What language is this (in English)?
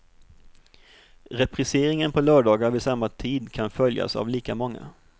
Swedish